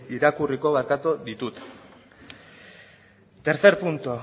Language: Basque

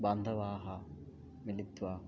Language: Sanskrit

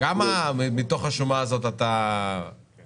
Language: Hebrew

